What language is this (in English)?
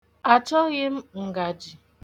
Igbo